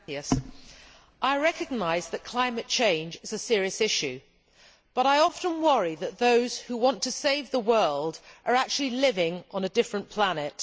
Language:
English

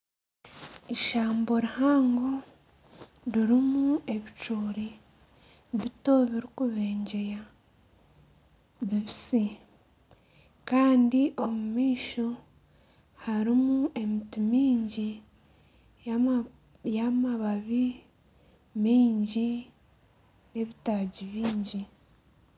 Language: Nyankole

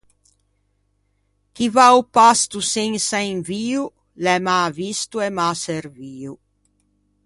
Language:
Ligurian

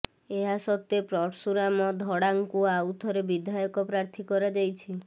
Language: Odia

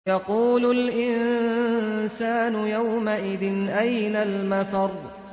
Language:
Arabic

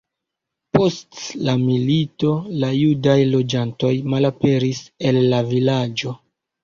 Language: Esperanto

